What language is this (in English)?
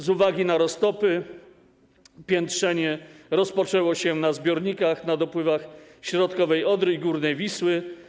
Polish